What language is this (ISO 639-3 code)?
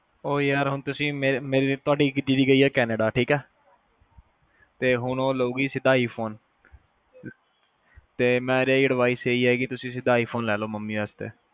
pan